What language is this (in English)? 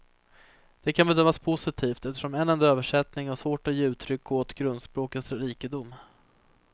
Swedish